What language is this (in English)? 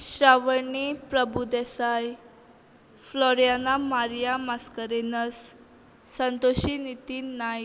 Konkani